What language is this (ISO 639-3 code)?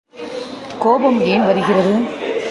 tam